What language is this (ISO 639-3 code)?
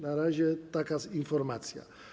pol